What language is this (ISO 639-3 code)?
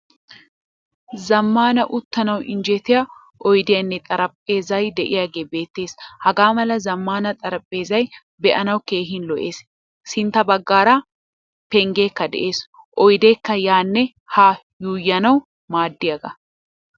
wal